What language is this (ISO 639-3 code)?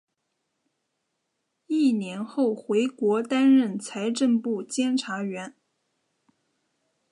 zho